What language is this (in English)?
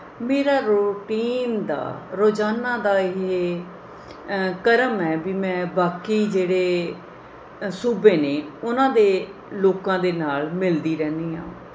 Punjabi